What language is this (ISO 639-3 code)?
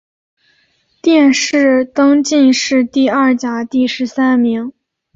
zho